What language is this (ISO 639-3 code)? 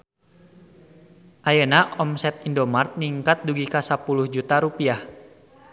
sun